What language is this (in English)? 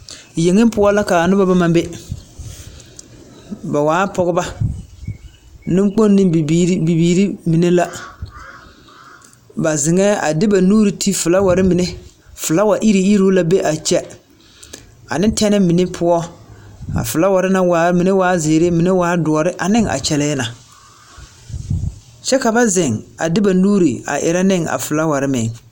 Southern Dagaare